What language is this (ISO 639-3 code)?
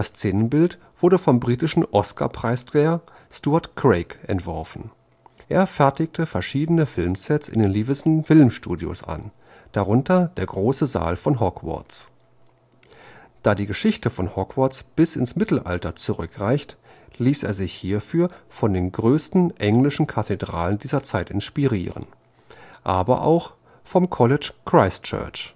deu